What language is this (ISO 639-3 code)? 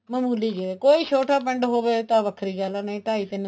pan